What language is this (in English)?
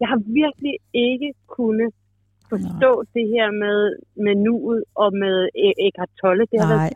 Danish